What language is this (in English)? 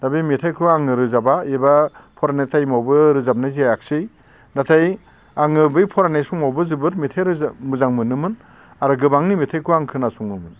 Bodo